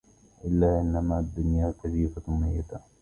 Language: Arabic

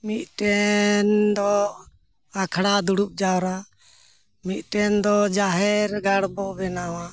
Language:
Santali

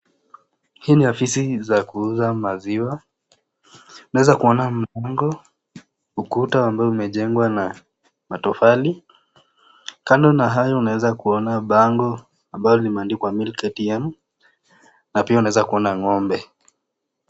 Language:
Swahili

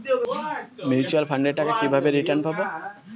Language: Bangla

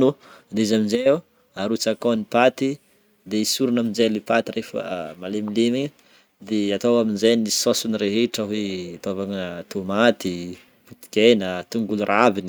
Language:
Northern Betsimisaraka Malagasy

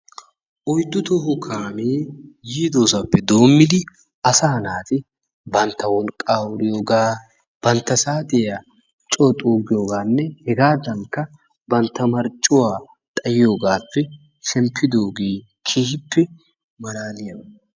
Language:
Wolaytta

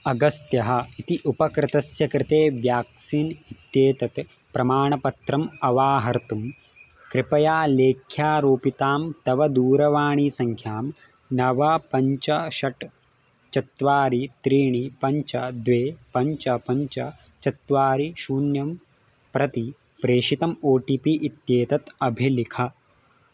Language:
Sanskrit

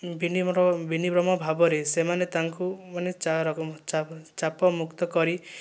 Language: Odia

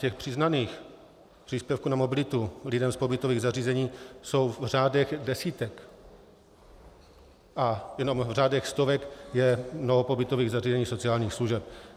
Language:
Czech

